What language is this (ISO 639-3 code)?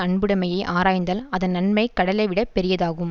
tam